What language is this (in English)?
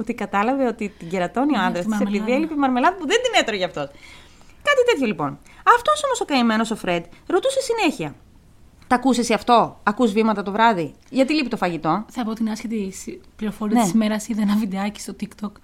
Greek